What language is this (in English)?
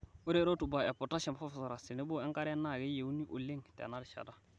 Masai